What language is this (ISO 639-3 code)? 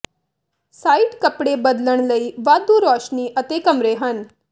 pan